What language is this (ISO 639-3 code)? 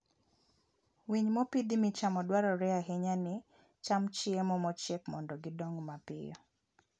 luo